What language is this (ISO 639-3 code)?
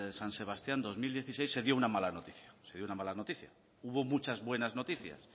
spa